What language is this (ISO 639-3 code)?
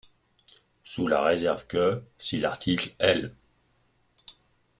fra